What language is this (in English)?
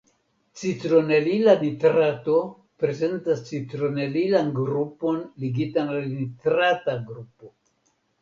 Esperanto